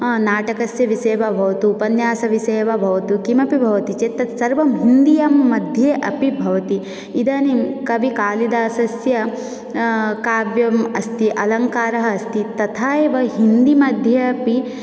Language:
Sanskrit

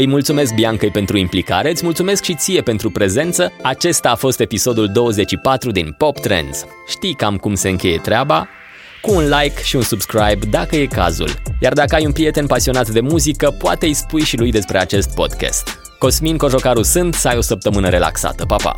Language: Romanian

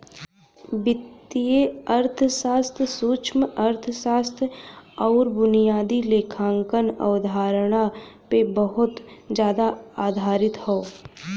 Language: Bhojpuri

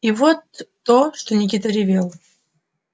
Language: Russian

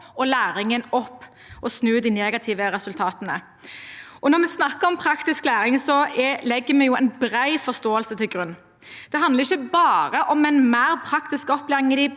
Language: Norwegian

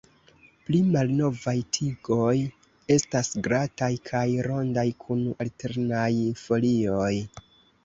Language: Esperanto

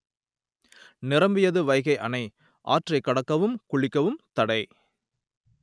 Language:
Tamil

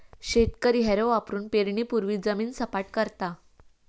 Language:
Marathi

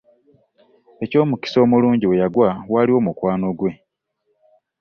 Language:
Ganda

